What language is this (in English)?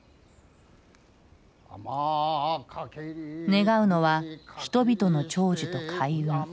Japanese